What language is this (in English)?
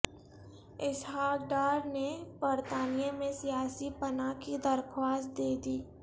Urdu